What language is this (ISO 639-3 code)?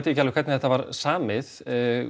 isl